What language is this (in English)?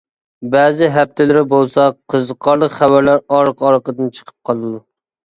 Uyghur